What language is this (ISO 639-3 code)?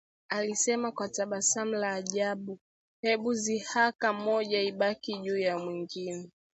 swa